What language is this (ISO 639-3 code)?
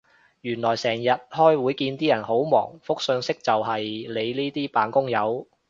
yue